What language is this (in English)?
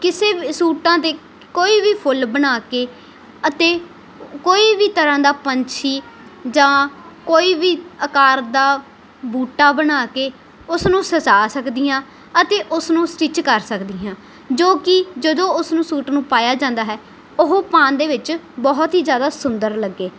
Punjabi